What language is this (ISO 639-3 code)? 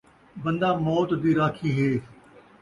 skr